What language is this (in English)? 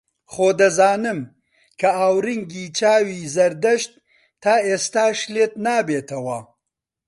Central Kurdish